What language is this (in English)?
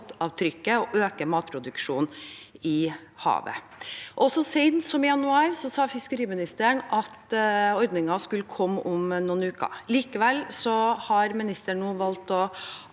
Norwegian